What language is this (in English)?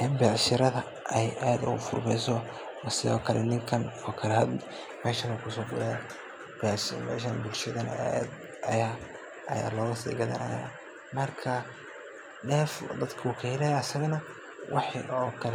Somali